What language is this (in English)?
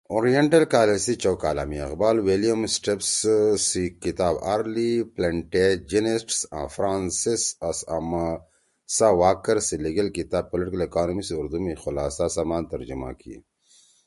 Torwali